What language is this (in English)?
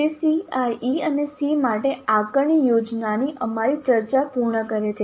Gujarati